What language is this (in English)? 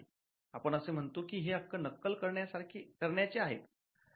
Marathi